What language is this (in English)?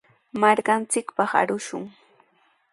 Sihuas Ancash Quechua